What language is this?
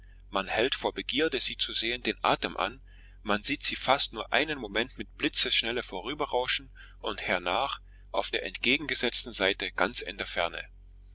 German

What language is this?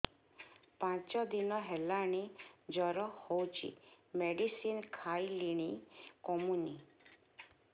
Odia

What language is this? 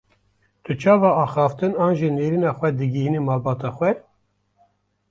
Kurdish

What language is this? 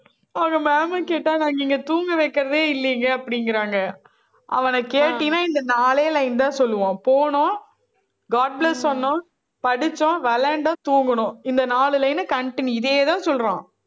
Tamil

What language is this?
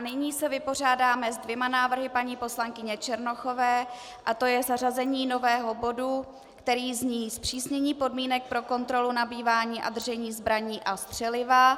Czech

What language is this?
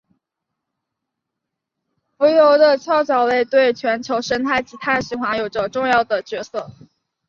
Chinese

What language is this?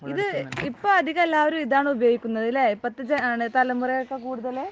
Malayalam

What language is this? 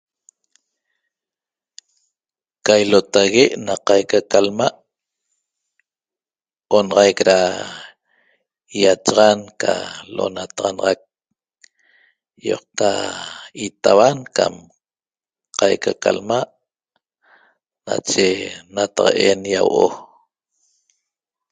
Toba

